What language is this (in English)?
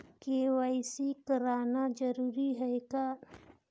Chhattisgarhi